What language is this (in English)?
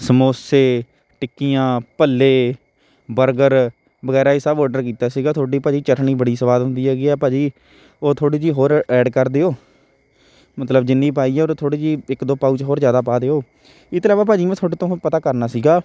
Punjabi